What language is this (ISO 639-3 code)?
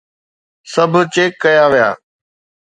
snd